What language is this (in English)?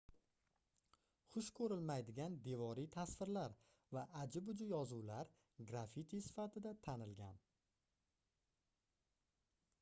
Uzbek